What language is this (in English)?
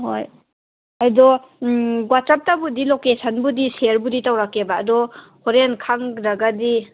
Manipuri